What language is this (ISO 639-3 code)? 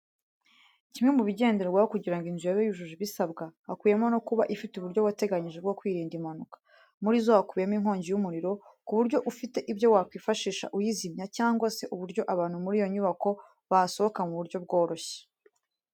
kin